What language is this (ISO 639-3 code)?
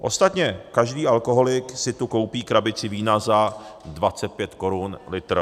ces